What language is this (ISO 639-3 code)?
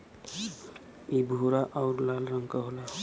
bho